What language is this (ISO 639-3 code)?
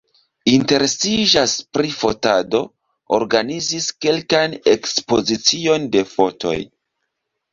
epo